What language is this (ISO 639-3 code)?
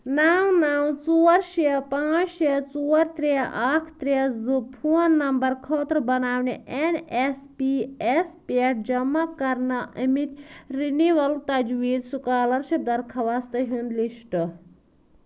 kas